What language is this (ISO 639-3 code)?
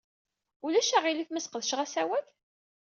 kab